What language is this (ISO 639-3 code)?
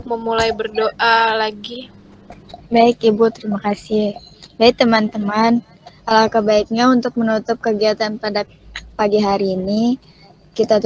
ind